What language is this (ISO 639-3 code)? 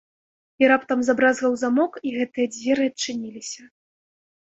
bel